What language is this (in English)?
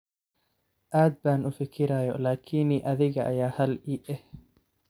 Somali